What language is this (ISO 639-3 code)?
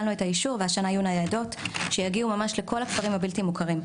heb